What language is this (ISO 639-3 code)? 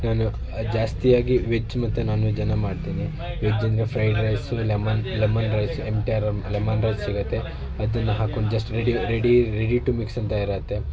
kan